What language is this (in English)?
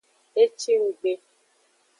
Aja (Benin)